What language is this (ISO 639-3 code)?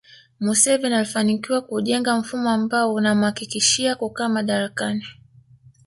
swa